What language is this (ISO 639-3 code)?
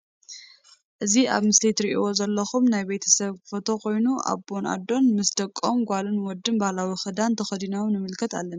tir